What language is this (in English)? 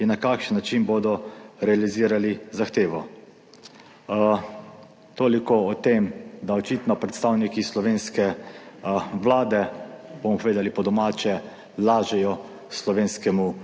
Slovenian